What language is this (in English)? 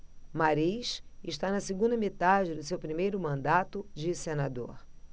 Portuguese